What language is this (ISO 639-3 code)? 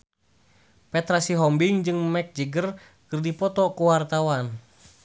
sun